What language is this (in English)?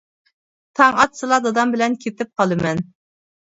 Uyghur